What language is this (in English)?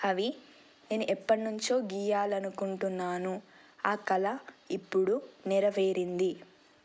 Telugu